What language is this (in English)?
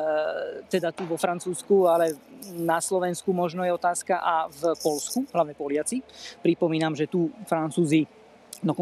Slovak